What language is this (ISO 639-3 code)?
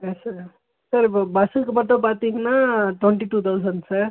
tam